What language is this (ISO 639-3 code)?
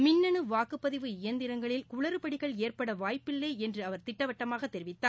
tam